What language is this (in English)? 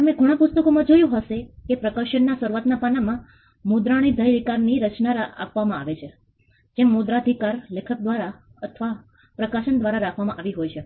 Gujarati